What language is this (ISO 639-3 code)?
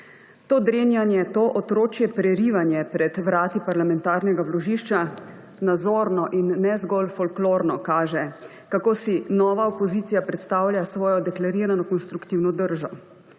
slv